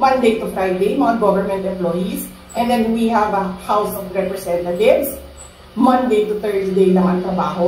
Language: Filipino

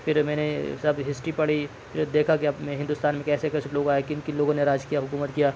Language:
Urdu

